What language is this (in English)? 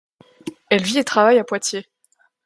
French